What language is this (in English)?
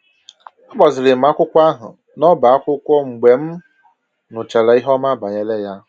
Igbo